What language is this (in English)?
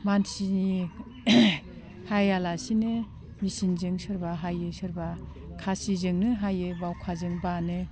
Bodo